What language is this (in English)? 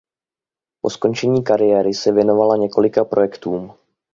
Czech